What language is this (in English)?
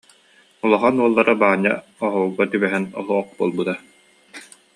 Yakut